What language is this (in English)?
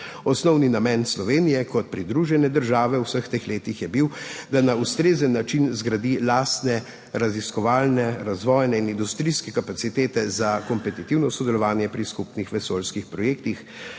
Slovenian